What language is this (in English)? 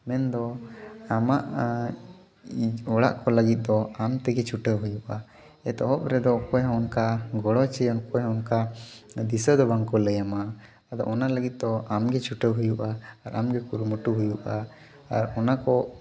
Santali